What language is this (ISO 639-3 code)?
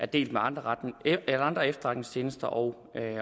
dan